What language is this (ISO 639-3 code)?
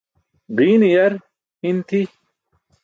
bsk